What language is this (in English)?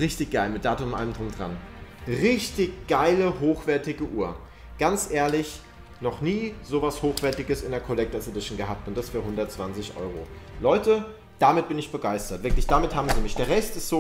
German